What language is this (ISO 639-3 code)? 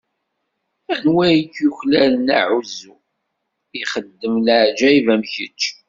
kab